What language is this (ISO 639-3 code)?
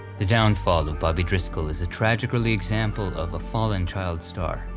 eng